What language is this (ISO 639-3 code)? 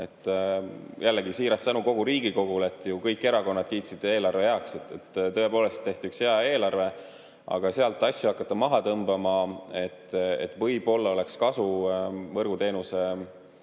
est